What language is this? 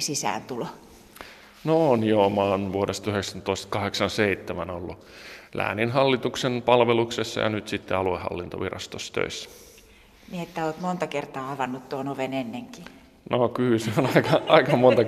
Finnish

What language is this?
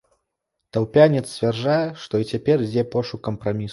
Belarusian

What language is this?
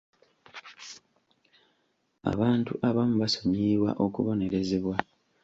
Ganda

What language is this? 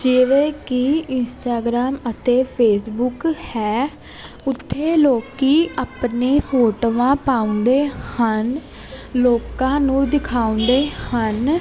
Punjabi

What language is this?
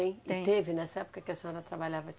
Portuguese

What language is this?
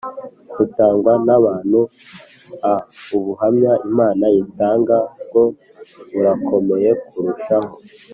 Kinyarwanda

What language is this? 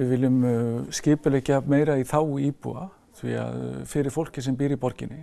Icelandic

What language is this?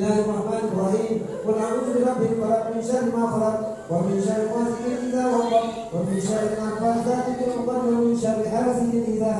Arabic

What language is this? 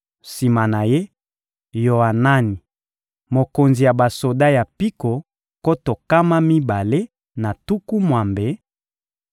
Lingala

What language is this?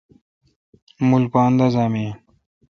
Kalkoti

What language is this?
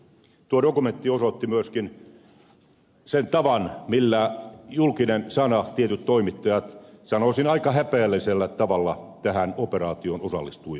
Finnish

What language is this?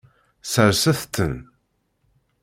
Kabyle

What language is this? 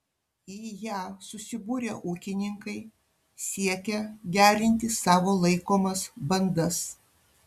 Lithuanian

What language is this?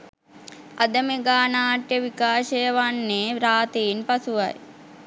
Sinhala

